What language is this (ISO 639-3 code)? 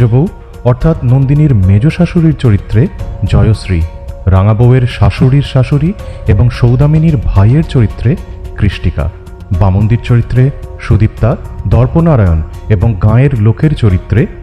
ben